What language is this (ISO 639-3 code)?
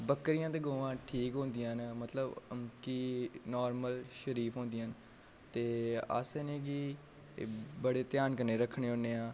doi